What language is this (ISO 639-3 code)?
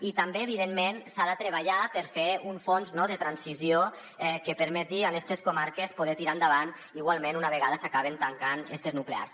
cat